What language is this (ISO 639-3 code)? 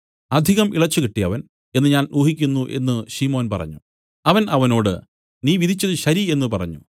mal